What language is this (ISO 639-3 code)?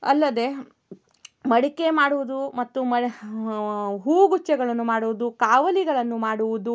kan